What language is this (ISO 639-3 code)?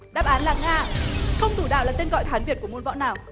vie